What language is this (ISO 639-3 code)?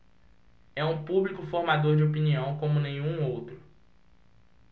por